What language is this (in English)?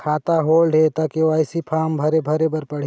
Chhattisgarhi